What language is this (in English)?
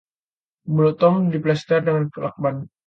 Indonesian